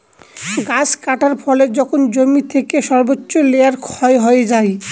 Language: Bangla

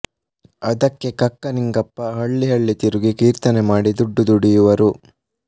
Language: Kannada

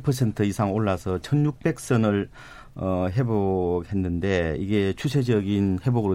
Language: Korean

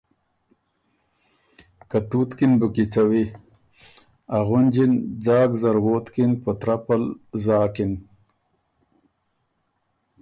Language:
Ormuri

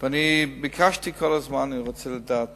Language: Hebrew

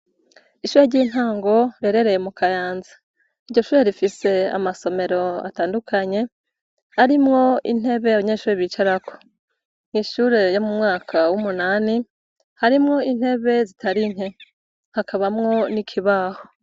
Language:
Rundi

